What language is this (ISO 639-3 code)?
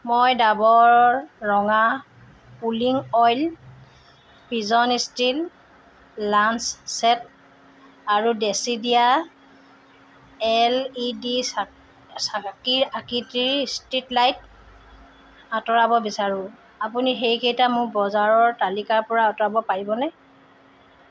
asm